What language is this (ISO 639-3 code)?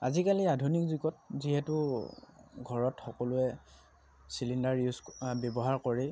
asm